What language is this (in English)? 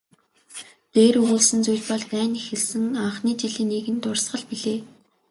Mongolian